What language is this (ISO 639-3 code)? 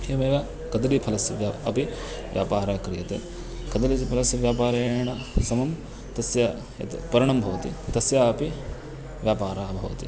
san